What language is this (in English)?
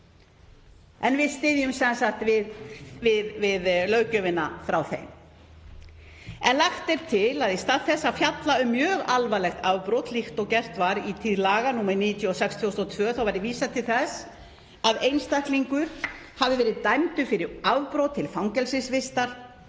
Icelandic